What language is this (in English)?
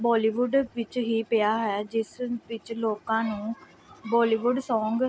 Punjabi